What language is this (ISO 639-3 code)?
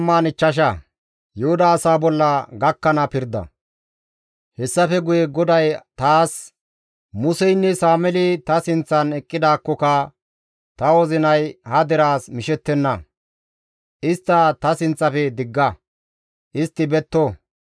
gmv